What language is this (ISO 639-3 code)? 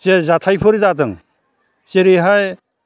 brx